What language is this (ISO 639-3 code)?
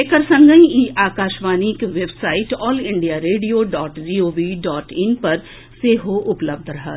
mai